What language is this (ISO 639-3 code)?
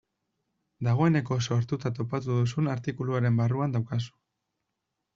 eus